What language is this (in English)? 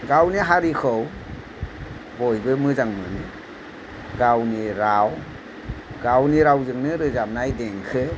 Bodo